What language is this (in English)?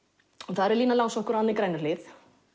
Icelandic